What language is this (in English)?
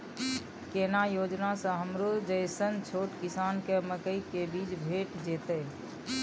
Maithili